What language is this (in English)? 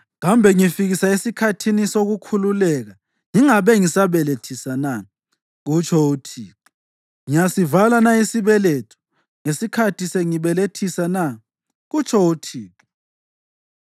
North Ndebele